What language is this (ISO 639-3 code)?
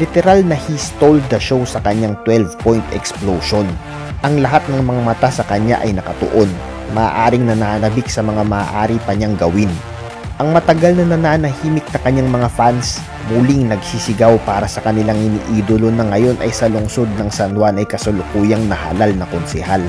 fil